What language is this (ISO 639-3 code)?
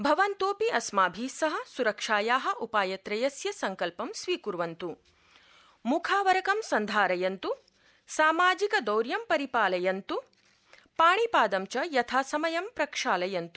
san